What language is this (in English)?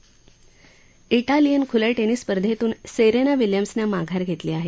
Marathi